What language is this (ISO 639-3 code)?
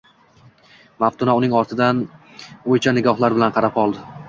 uzb